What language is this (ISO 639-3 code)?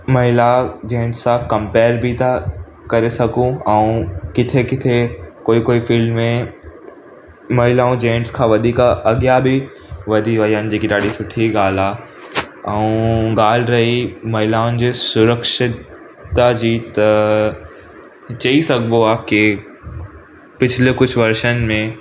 snd